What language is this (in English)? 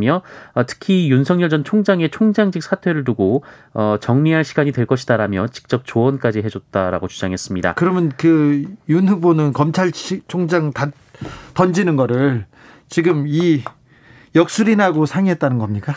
Korean